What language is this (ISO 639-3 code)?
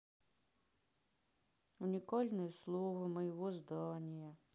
rus